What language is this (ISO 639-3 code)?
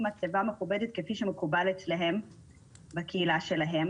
heb